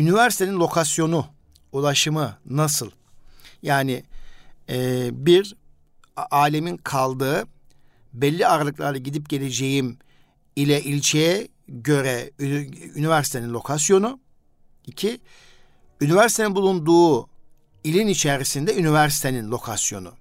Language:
Turkish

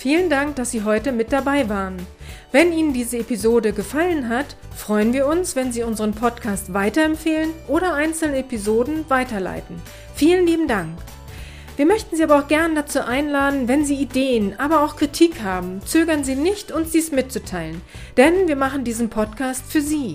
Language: German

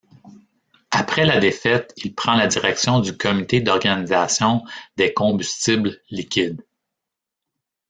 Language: French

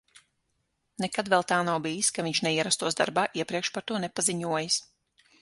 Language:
Latvian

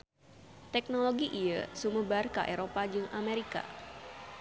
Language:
Sundanese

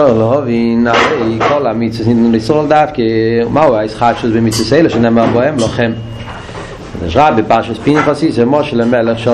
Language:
Hebrew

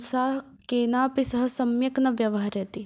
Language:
Sanskrit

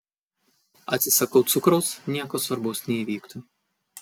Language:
Lithuanian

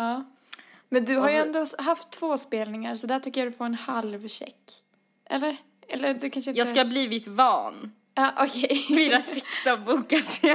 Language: Swedish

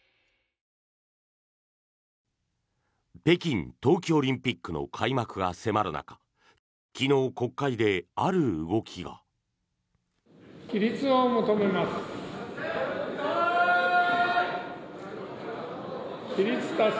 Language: Japanese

